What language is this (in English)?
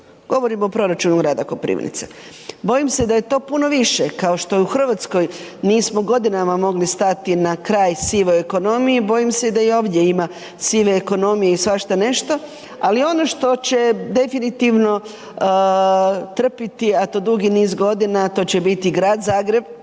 Croatian